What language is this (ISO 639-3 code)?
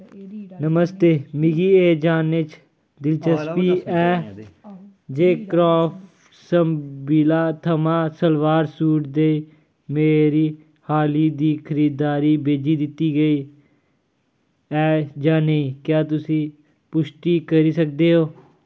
doi